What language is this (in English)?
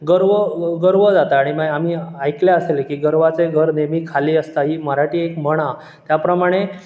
Konkani